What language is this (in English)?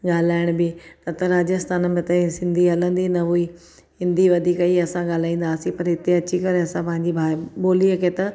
Sindhi